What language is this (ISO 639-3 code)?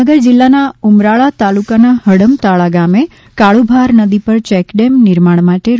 guj